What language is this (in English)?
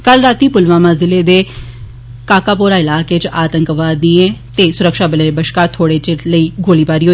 Dogri